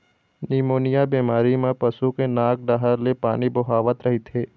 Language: Chhattisgarhi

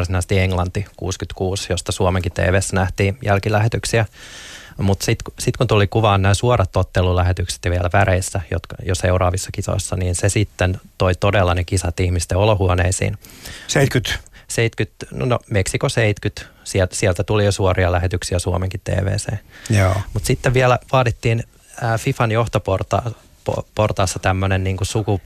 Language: Finnish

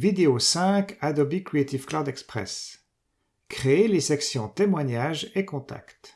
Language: French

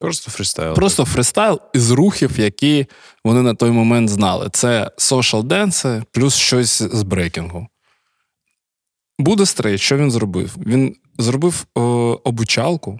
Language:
Ukrainian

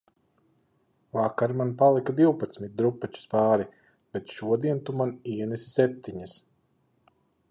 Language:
Latvian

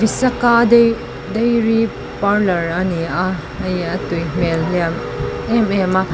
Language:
Mizo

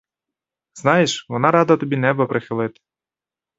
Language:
Ukrainian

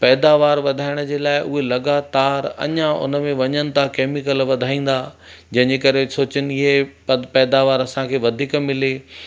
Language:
Sindhi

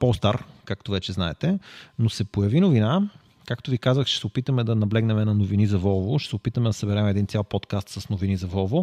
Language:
Bulgarian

